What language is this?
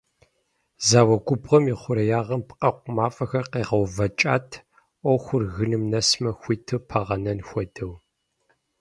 Kabardian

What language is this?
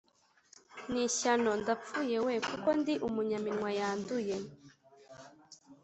Kinyarwanda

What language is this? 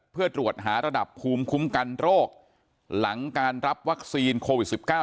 Thai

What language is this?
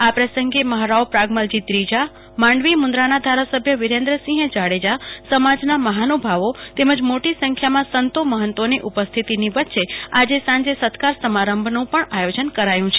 Gujarati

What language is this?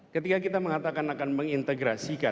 Indonesian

